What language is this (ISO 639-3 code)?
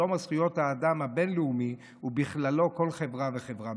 heb